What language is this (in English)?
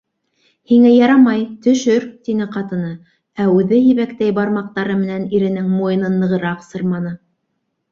Bashkir